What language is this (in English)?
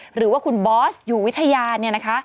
Thai